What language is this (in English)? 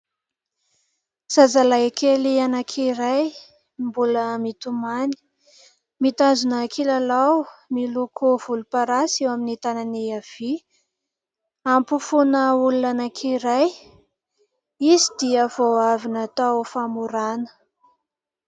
Malagasy